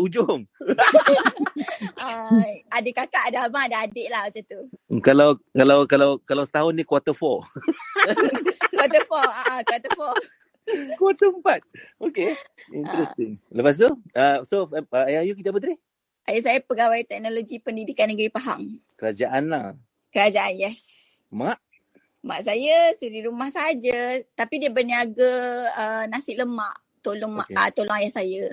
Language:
Malay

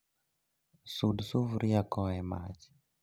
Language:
Luo (Kenya and Tanzania)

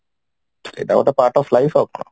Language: Odia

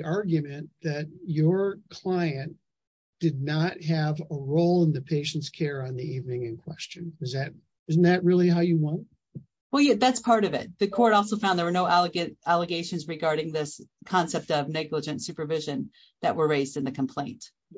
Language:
English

